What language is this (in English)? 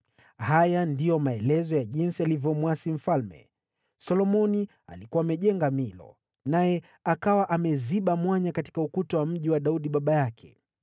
Swahili